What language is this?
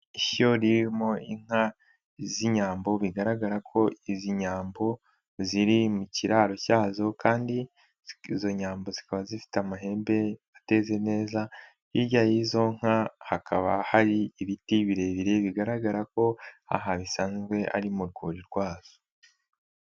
Kinyarwanda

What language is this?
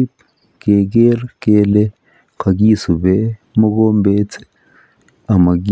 Kalenjin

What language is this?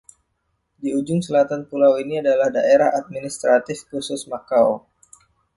Indonesian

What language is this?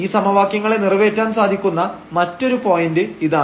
Malayalam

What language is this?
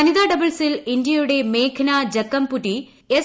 Malayalam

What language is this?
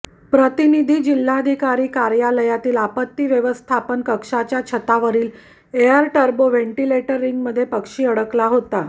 Marathi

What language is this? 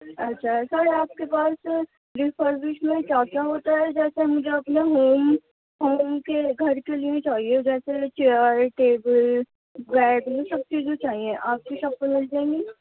Urdu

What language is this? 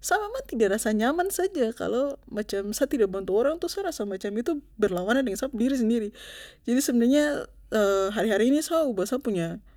Papuan Malay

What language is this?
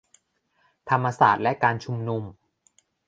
Thai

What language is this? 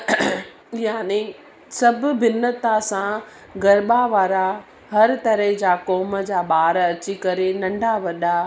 Sindhi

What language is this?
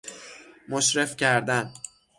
Persian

